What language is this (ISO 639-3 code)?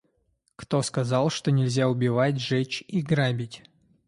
rus